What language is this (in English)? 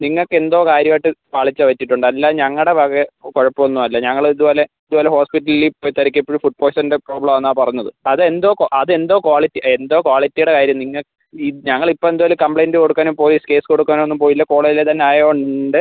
Malayalam